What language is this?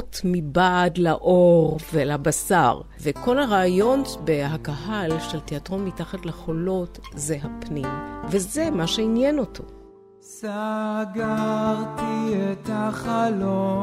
Hebrew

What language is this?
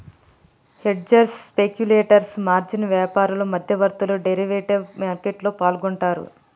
Telugu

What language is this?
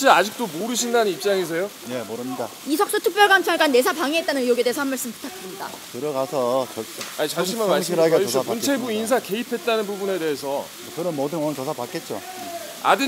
Korean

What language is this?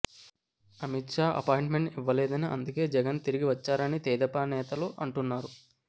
Telugu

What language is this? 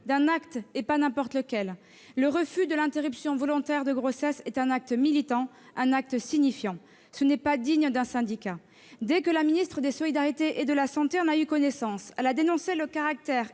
French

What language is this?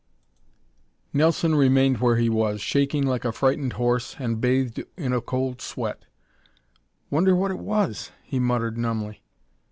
English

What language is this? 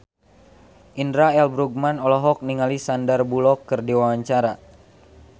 Sundanese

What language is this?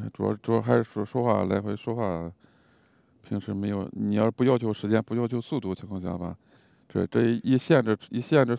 Chinese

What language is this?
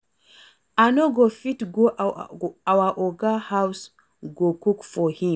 Nigerian Pidgin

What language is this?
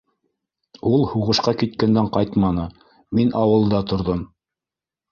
Bashkir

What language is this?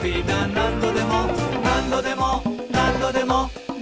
Japanese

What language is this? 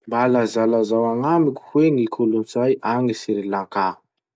Masikoro Malagasy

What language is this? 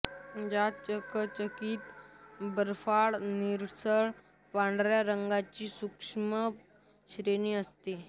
Marathi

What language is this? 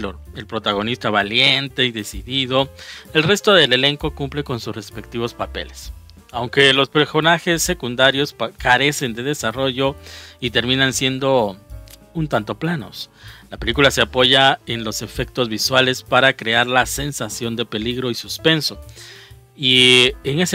Spanish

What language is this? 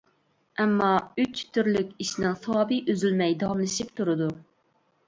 Uyghur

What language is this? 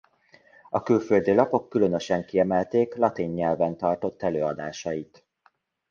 Hungarian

